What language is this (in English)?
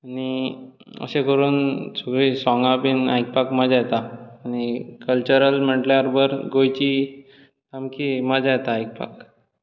Konkani